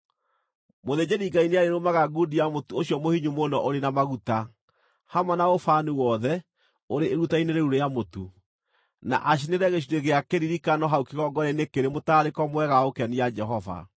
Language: Kikuyu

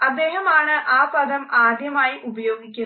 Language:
Malayalam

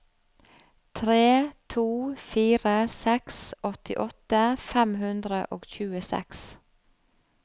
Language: Norwegian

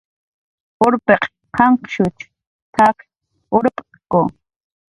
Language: Jaqaru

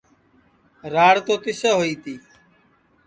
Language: Sansi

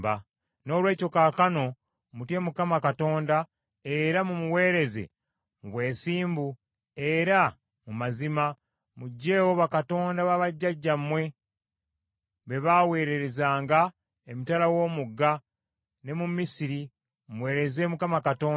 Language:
Ganda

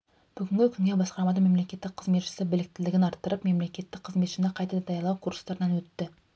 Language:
Kazakh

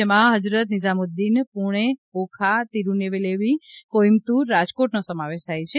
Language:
Gujarati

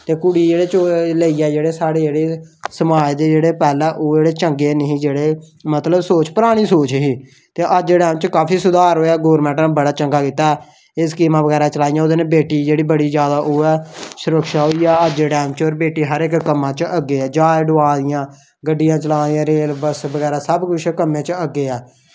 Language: Dogri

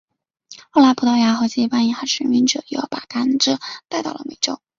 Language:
Chinese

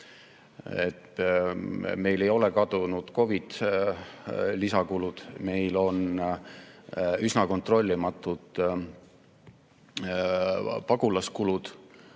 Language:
Estonian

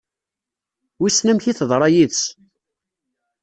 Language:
Kabyle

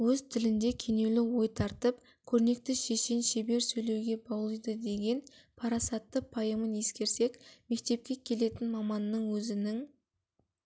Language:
Kazakh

